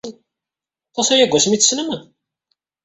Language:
Kabyle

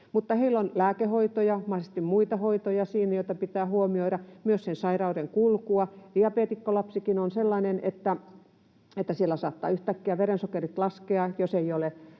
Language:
Finnish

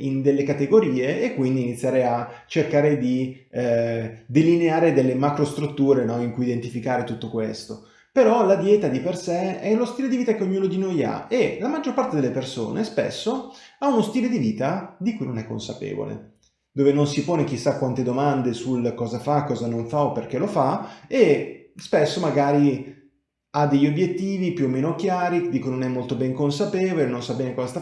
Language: Italian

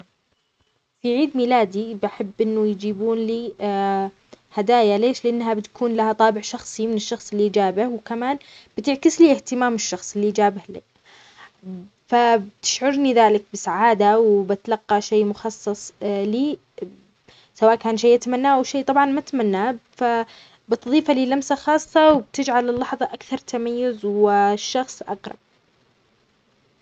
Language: Omani Arabic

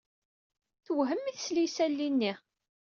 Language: Kabyle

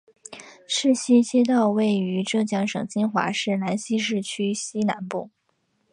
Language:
Chinese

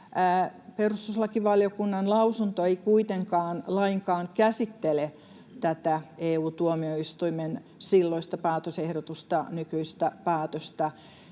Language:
Finnish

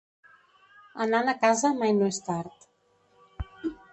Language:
Catalan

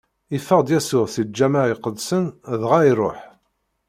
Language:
Kabyle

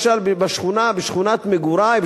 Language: Hebrew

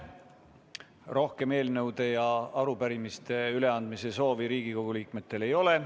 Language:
Estonian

